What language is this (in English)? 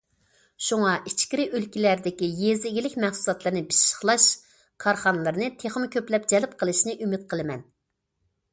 Uyghur